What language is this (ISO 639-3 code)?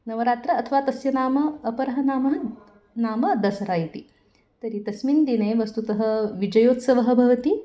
san